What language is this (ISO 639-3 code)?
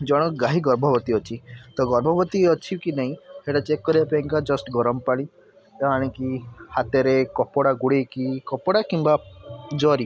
ori